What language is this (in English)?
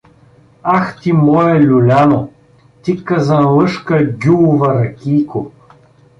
Bulgarian